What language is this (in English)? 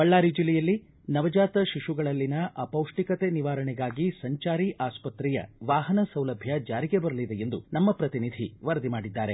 Kannada